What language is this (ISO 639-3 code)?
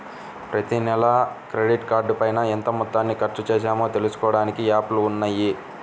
tel